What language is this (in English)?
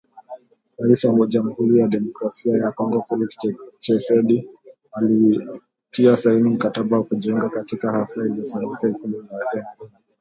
Swahili